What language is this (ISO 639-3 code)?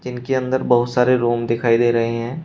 hin